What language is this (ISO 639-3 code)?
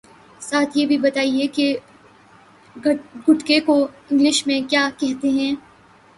urd